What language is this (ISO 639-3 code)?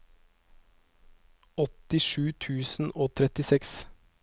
nor